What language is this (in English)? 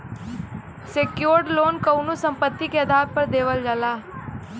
Bhojpuri